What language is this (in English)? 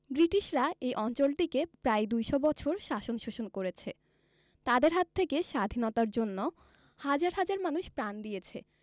Bangla